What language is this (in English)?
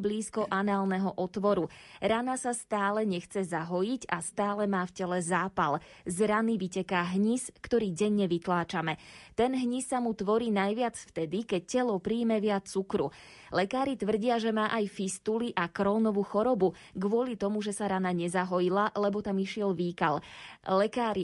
Slovak